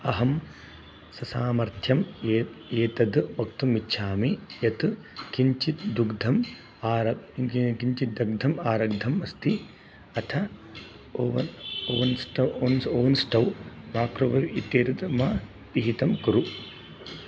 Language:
Sanskrit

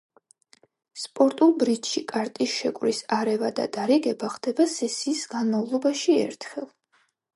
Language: Georgian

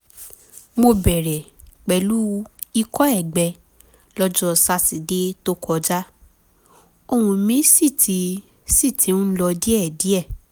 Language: Yoruba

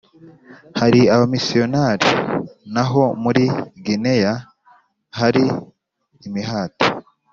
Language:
Kinyarwanda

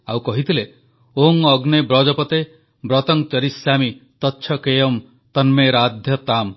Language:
Odia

